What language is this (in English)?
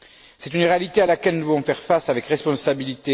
French